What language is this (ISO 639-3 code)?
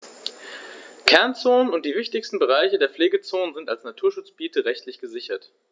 deu